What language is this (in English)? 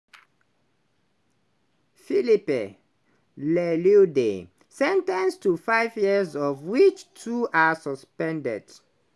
Nigerian Pidgin